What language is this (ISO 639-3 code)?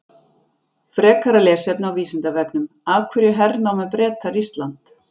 isl